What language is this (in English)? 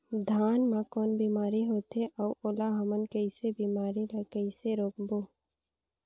Chhattisgarhi